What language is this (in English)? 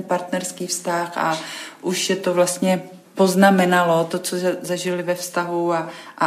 Czech